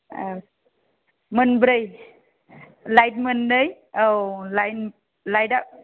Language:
Bodo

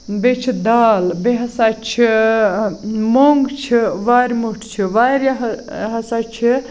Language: Kashmiri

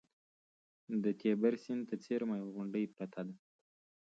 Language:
Pashto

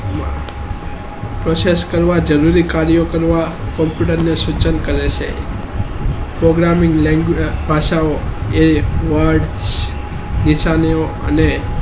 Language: Gujarati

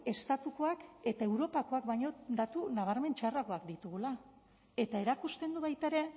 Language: Basque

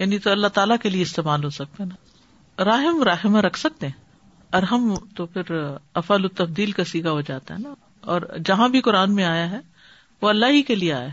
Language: Urdu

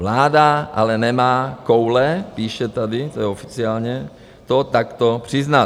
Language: Czech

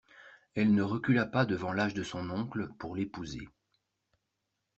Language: French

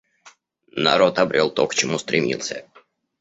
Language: Russian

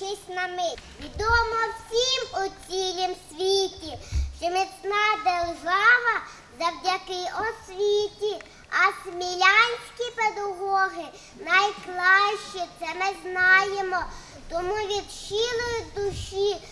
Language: Ukrainian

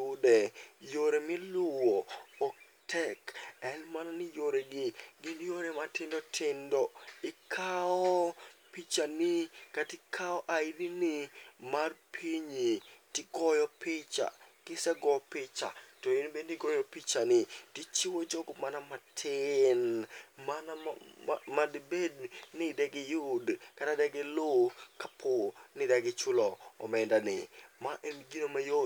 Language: Luo (Kenya and Tanzania)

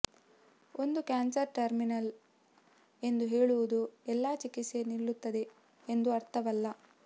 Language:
Kannada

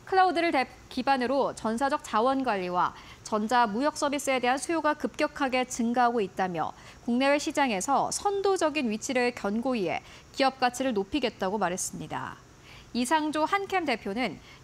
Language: Korean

